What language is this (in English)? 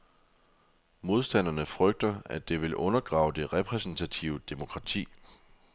Danish